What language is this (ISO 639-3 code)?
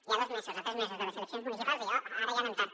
cat